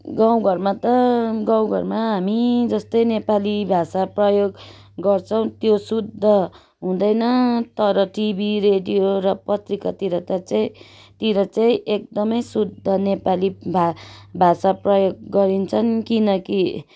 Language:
Nepali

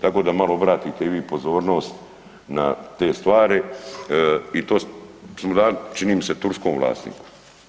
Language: Croatian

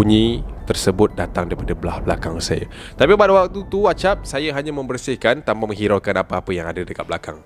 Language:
Malay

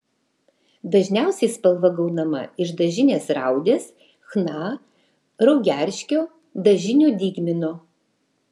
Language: Lithuanian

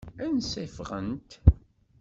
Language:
Kabyle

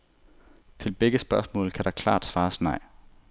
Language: Danish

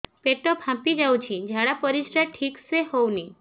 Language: Odia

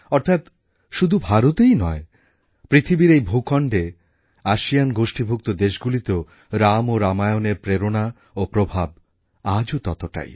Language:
Bangla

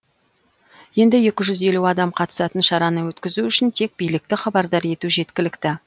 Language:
Kazakh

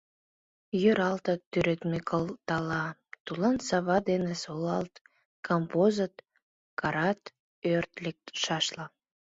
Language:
Mari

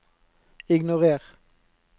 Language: Norwegian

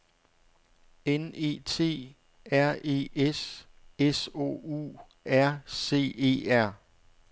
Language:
Danish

